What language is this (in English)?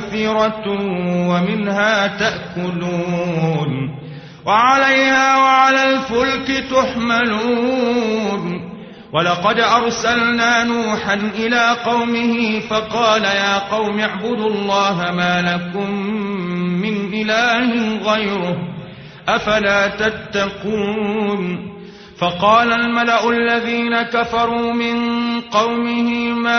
Arabic